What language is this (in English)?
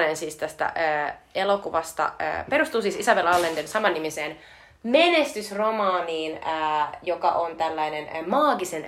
Finnish